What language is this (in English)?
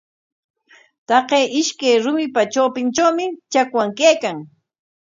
Corongo Ancash Quechua